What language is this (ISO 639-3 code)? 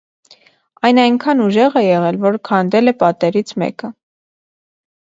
hye